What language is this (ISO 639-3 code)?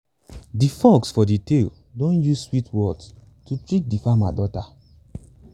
pcm